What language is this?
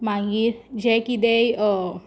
Konkani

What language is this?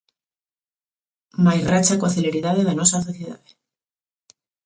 Galician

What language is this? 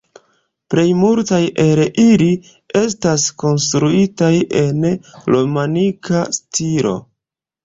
Esperanto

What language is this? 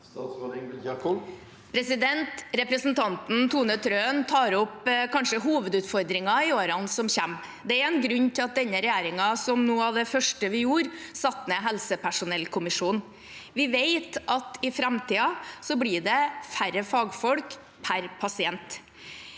Norwegian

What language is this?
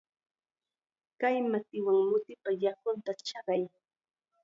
Chiquián Ancash Quechua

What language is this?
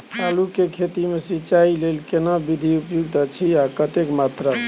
Maithili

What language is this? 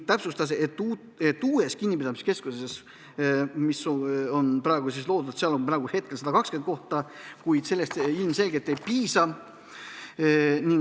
Estonian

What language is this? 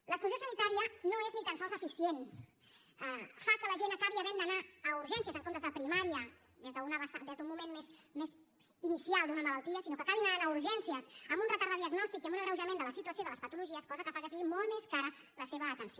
Catalan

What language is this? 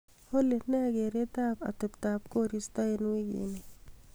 Kalenjin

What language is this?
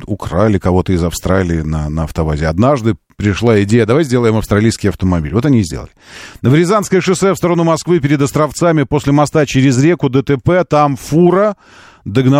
Russian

